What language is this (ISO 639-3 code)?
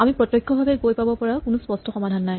asm